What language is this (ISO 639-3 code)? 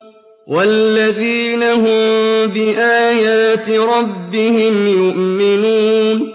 ara